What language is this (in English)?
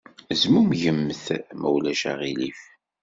Kabyle